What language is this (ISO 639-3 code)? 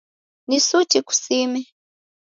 dav